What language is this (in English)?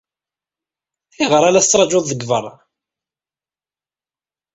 Kabyle